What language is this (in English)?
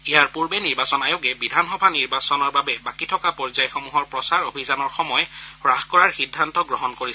Assamese